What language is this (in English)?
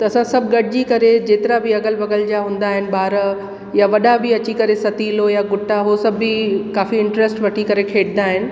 Sindhi